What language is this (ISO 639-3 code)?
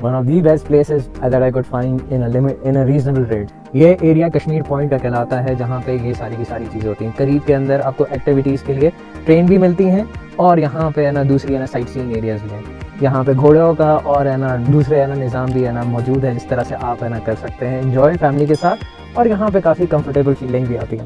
urd